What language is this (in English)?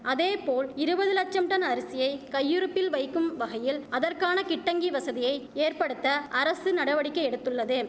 Tamil